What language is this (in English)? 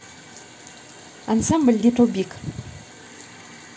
Russian